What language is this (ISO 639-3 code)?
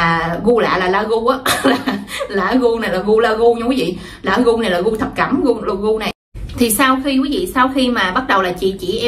vie